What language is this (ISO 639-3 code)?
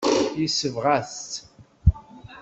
kab